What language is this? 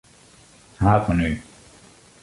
Western Frisian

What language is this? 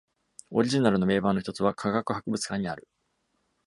Japanese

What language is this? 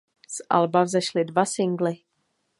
Czech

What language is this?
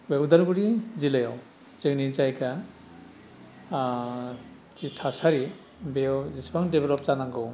Bodo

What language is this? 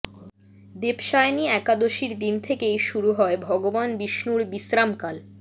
Bangla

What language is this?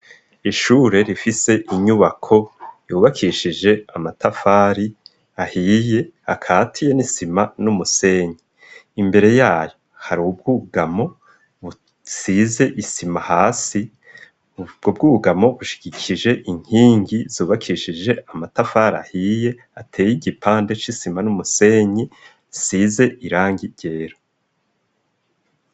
Rundi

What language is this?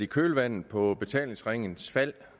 Danish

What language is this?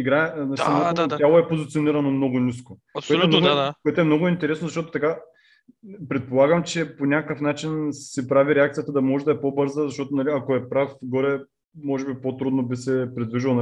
Bulgarian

